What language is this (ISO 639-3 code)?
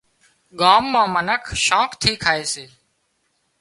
kxp